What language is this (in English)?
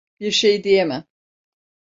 Turkish